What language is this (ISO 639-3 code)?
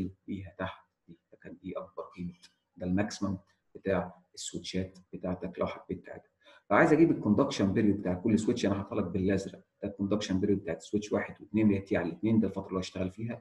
ara